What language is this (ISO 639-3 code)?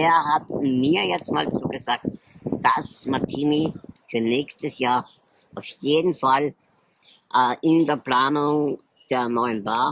deu